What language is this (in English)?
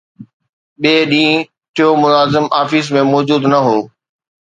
Sindhi